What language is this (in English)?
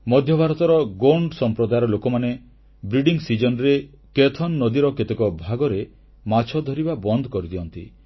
Odia